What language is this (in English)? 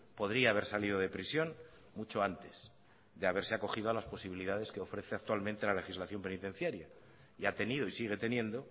Spanish